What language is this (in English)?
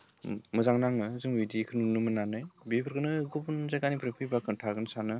Bodo